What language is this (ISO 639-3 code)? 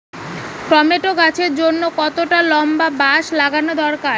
ben